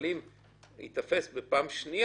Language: Hebrew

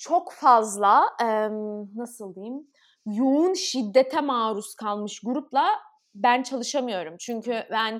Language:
Turkish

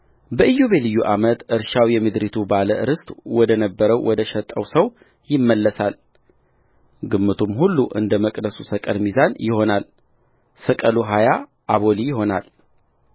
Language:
Amharic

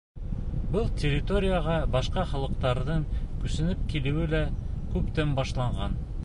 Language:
Bashkir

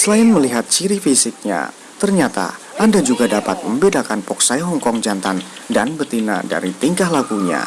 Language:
Indonesian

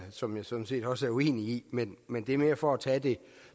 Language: Danish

